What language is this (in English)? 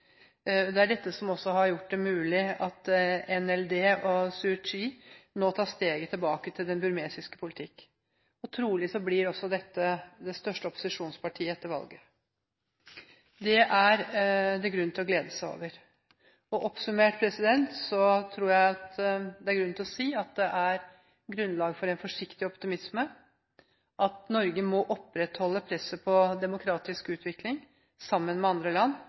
Norwegian Bokmål